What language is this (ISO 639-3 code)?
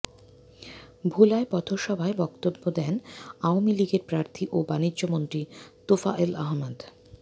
ben